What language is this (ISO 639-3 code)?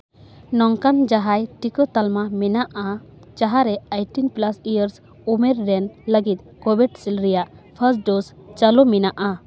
sat